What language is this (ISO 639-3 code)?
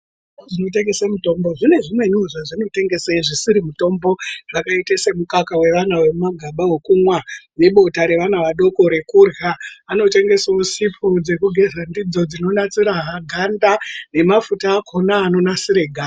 ndc